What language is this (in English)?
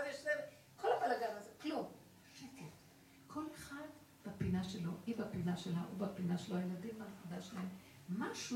Hebrew